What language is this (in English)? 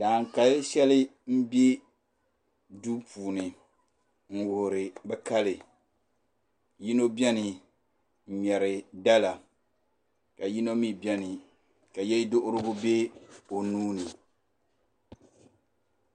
Dagbani